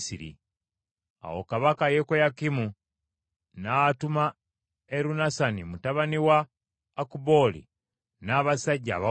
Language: Ganda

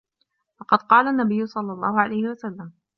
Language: Arabic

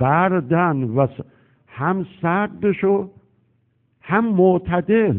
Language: Persian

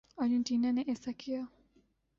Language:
Urdu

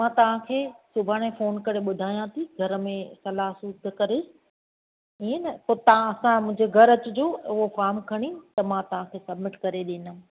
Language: Sindhi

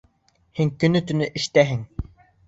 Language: Bashkir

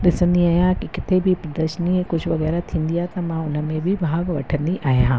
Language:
Sindhi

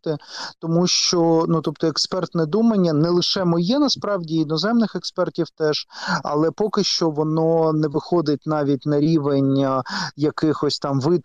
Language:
Ukrainian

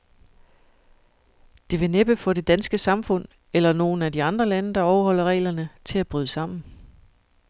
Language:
Danish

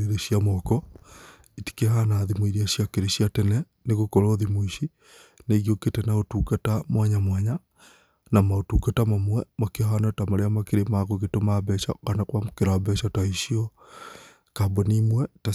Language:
Kikuyu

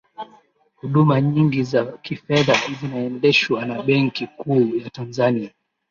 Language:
Swahili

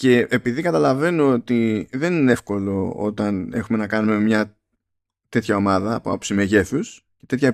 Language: Greek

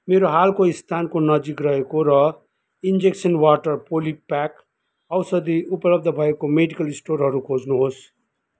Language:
Nepali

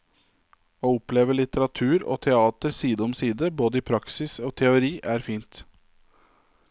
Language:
Norwegian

